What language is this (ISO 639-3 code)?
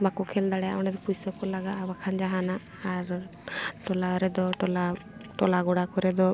sat